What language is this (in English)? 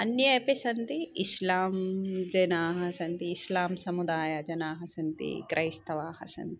Sanskrit